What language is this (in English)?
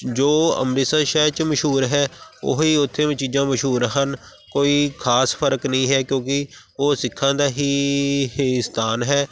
Punjabi